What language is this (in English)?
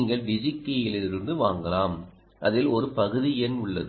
Tamil